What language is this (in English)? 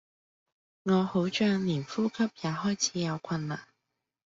Cantonese